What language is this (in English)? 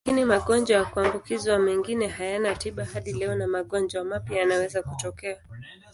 Swahili